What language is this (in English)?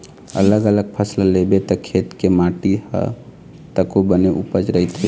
Chhattisgarhi